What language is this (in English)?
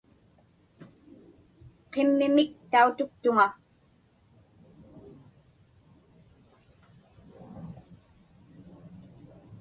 Inupiaq